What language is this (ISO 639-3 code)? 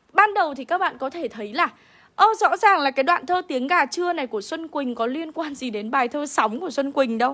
vie